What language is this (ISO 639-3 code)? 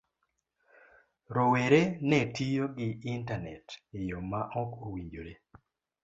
luo